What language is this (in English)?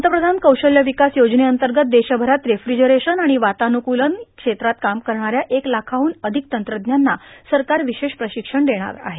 Marathi